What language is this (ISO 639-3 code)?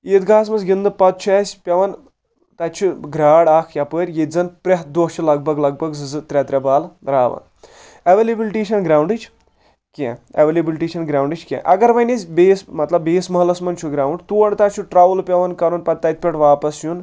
kas